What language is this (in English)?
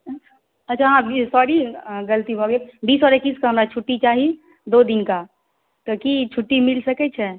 Maithili